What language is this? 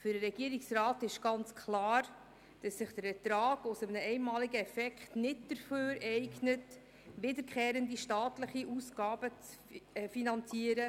Swiss German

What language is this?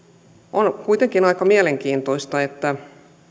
Finnish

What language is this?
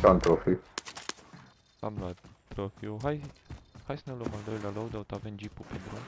Romanian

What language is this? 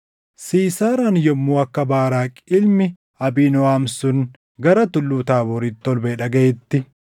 Oromo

